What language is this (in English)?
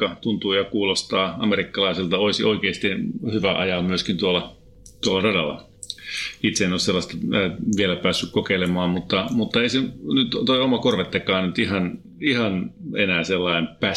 Finnish